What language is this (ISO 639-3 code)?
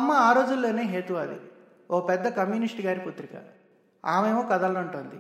tel